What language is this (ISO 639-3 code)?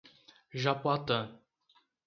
por